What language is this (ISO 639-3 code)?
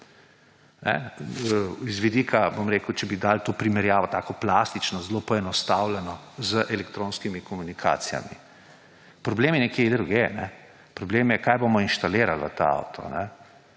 slv